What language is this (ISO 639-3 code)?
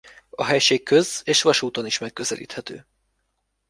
hun